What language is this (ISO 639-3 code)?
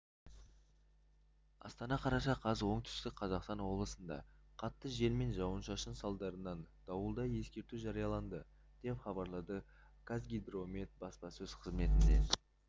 kaz